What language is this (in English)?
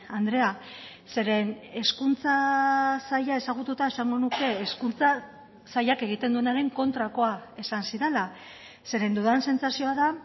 Basque